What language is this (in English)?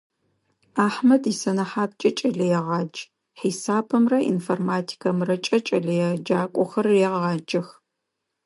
Adyghe